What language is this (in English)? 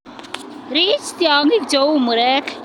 Kalenjin